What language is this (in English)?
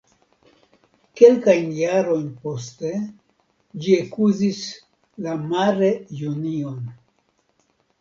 Esperanto